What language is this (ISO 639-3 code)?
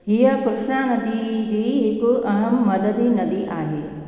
snd